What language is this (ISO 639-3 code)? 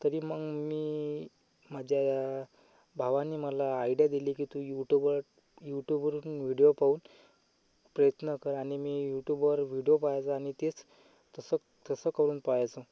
mar